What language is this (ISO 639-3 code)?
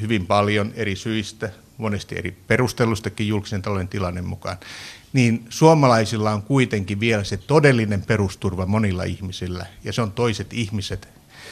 fin